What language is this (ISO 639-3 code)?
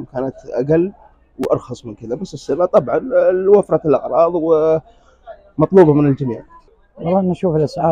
ara